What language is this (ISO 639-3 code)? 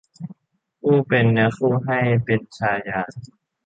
tha